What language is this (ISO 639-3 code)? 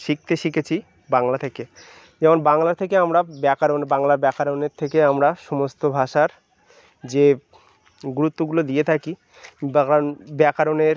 ben